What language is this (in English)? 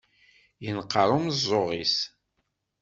Kabyle